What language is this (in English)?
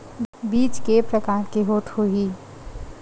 Chhattisgarhi